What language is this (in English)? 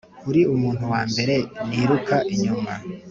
Kinyarwanda